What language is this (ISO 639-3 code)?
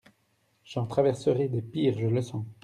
fra